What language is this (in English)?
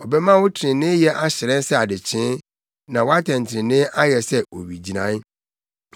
Akan